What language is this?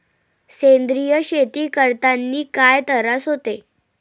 Marathi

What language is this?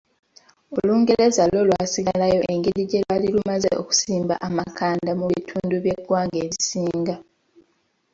Ganda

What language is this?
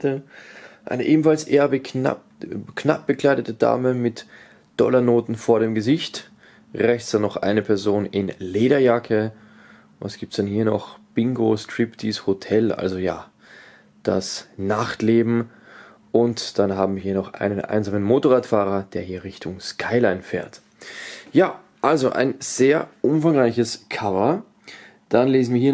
German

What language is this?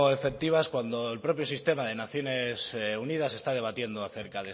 Spanish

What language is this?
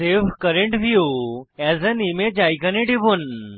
Bangla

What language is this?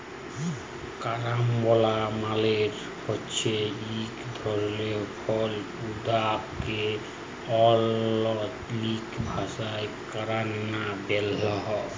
Bangla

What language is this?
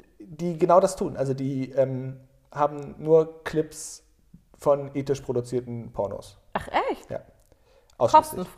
German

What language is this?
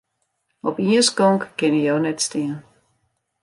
Western Frisian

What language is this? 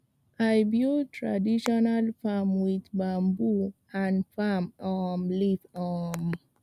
Nigerian Pidgin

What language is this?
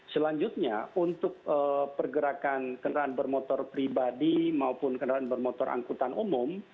Indonesian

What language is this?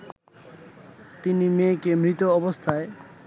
Bangla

